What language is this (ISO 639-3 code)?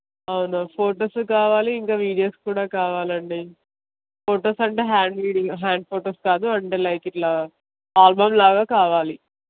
tel